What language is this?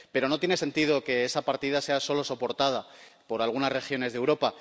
Spanish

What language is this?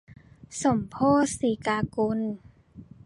Thai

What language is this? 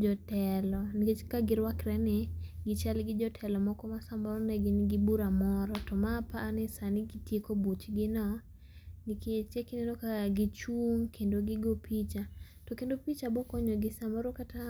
Luo (Kenya and Tanzania)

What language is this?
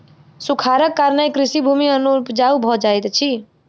Maithili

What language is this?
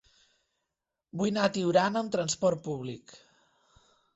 Catalan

